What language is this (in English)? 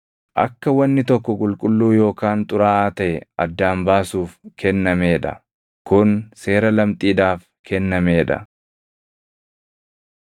Oromo